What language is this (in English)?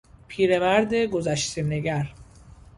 Persian